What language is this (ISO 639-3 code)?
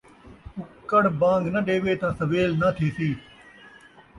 skr